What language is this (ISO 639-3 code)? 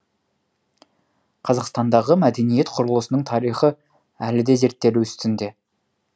kaz